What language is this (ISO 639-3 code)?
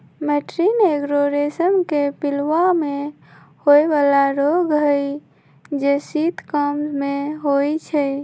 mag